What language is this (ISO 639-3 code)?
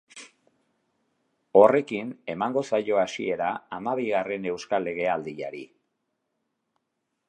eus